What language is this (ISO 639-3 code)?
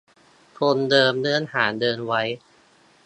tha